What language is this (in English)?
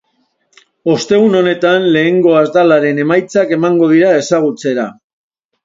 Basque